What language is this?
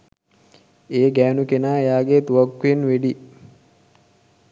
Sinhala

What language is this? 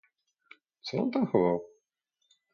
Polish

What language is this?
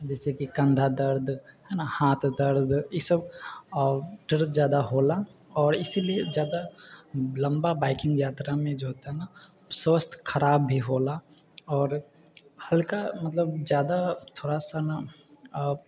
Maithili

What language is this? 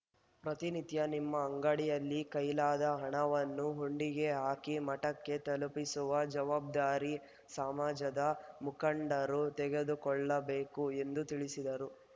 Kannada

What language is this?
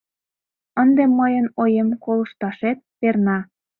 Mari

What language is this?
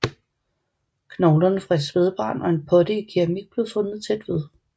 Danish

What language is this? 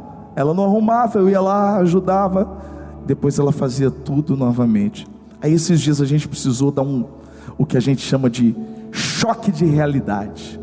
Portuguese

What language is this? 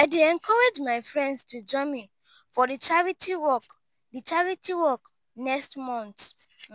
Nigerian Pidgin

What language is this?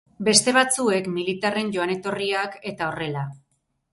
Basque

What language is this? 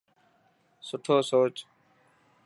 Dhatki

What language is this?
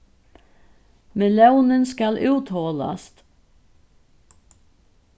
Faroese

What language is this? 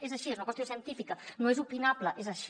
Catalan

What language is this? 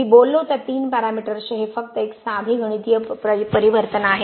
Marathi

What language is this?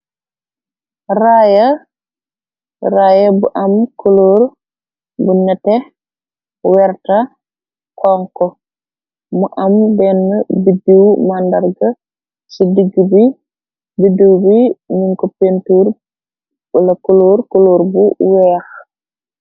Wolof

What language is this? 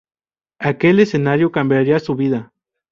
Spanish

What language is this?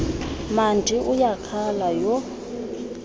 Xhosa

